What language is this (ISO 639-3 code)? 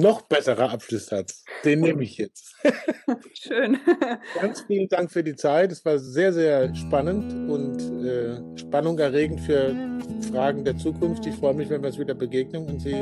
deu